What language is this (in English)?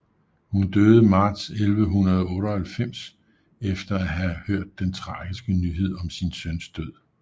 Danish